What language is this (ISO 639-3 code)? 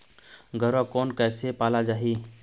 hne